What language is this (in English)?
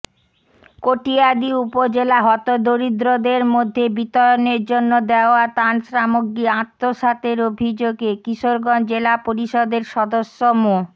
Bangla